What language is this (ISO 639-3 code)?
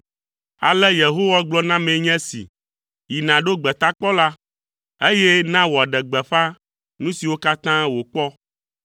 ewe